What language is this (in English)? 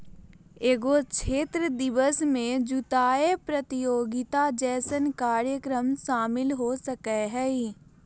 Magahi